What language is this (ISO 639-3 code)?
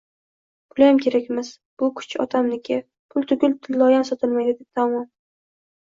uzb